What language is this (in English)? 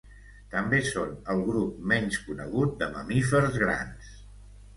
Catalan